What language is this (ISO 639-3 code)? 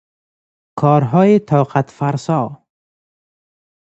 fas